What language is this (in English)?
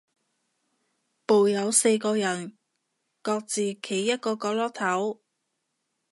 Cantonese